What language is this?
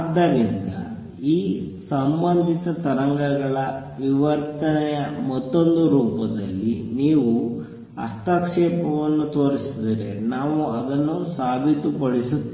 Kannada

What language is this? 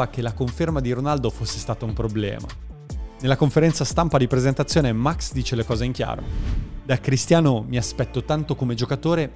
Italian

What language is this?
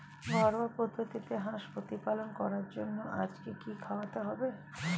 Bangla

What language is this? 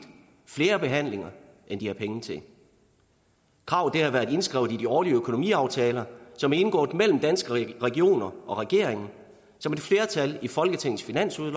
Danish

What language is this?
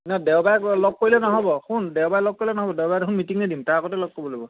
Assamese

